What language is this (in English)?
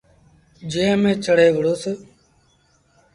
Sindhi Bhil